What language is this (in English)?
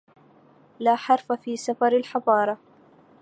Arabic